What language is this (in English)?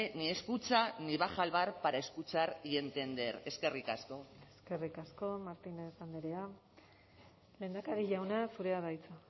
Basque